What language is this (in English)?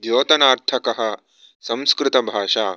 Sanskrit